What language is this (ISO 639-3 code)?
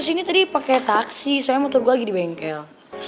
ind